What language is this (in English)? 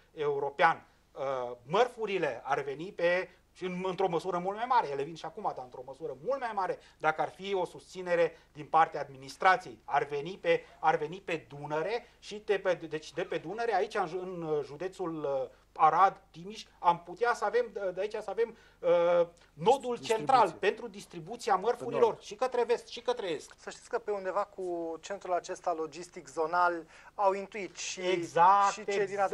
Romanian